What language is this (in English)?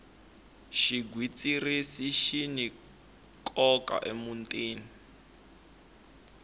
Tsonga